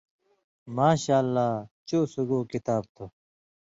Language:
Indus Kohistani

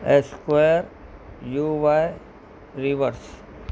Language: Sindhi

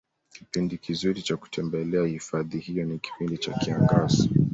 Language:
Swahili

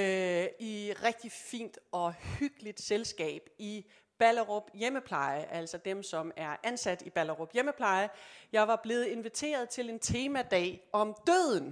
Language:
Danish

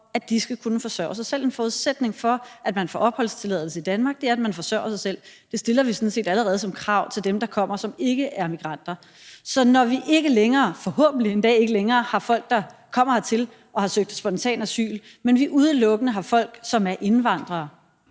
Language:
Danish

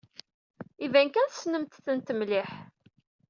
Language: Kabyle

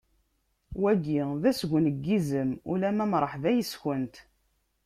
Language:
Kabyle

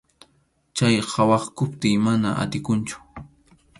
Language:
Arequipa-La Unión Quechua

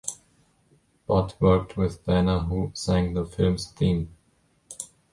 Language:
English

